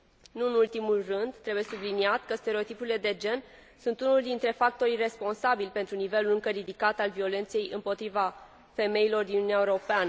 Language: Romanian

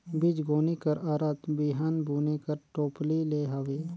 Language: Chhattisgarhi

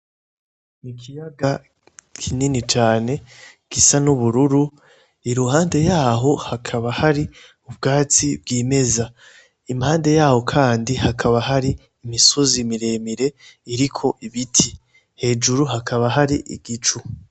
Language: Rundi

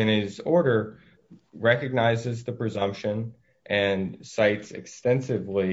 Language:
English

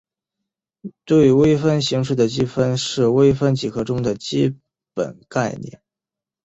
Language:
Chinese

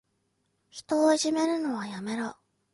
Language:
Japanese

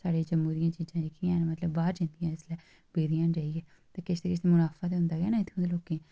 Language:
Dogri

